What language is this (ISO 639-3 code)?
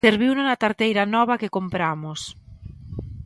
glg